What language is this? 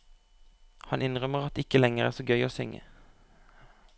Norwegian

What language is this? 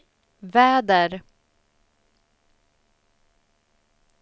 Swedish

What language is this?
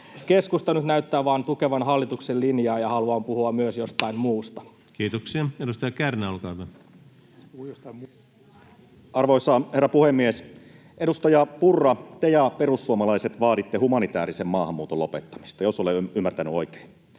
Finnish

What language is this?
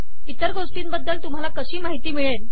Marathi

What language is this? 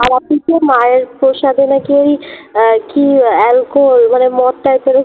Bangla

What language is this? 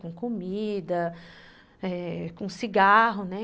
Portuguese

